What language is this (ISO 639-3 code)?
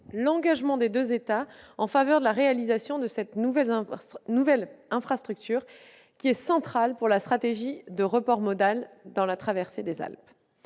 fra